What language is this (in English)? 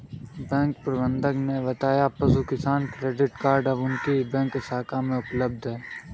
Hindi